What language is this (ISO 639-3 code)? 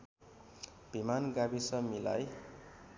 nep